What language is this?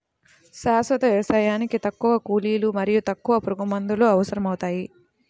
Telugu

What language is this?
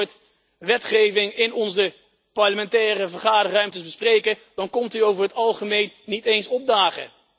Dutch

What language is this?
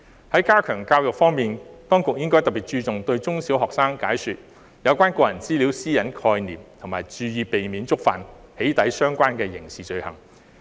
Cantonese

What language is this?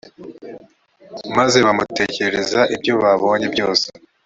Kinyarwanda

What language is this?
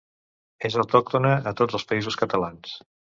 Catalan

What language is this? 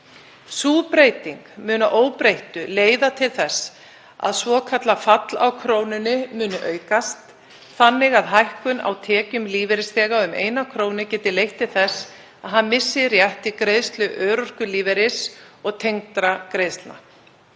Icelandic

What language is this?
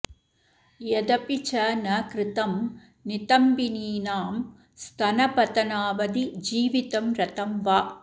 Sanskrit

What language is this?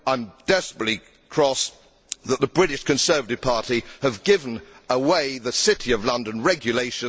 English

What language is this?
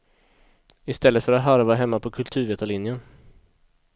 Swedish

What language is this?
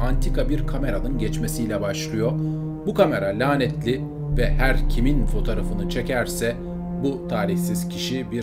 Turkish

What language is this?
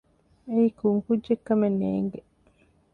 Divehi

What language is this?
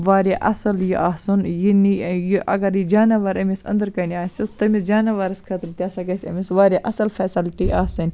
Kashmiri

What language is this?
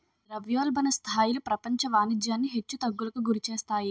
Telugu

